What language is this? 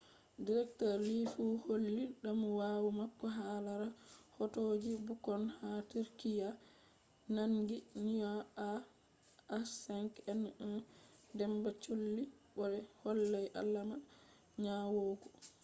Fula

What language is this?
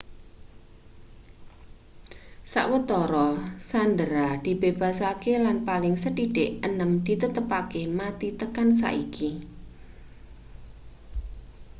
Javanese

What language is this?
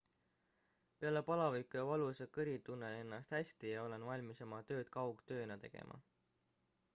Estonian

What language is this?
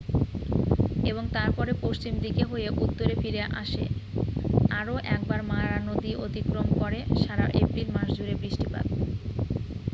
Bangla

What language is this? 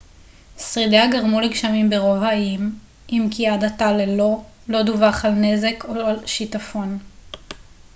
Hebrew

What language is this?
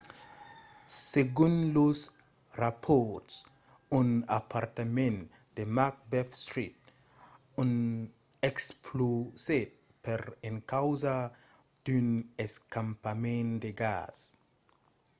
Occitan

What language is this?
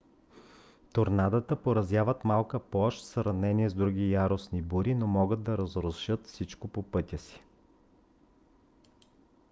Bulgarian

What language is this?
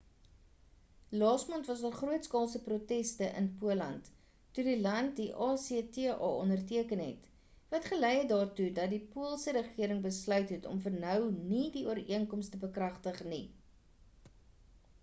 Afrikaans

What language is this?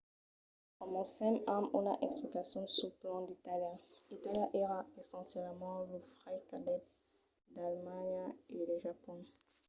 Occitan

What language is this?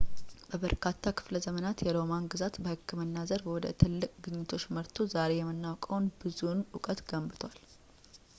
Amharic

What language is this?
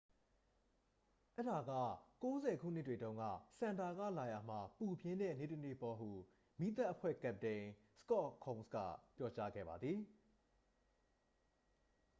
Burmese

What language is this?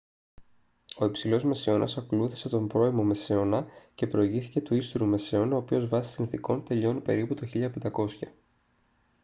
Greek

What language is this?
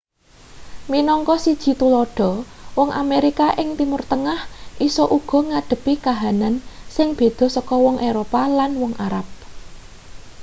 Javanese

